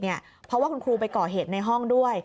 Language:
Thai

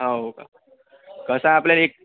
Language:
Marathi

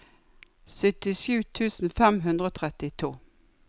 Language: Norwegian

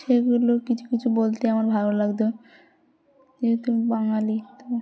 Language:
Bangla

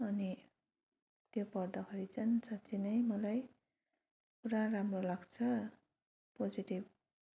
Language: Nepali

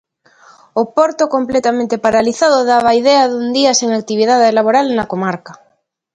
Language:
Galician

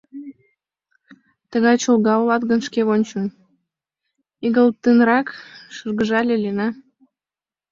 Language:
Mari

